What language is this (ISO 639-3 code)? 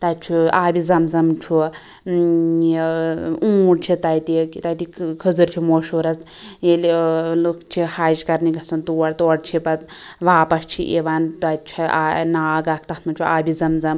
kas